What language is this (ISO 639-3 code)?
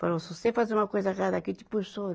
por